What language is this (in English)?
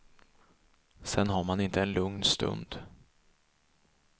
Swedish